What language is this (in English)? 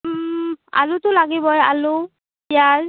Assamese